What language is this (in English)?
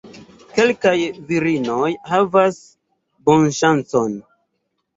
Esperanto